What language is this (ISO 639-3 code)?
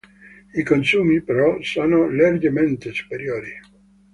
ita